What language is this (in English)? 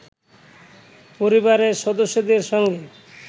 Bangla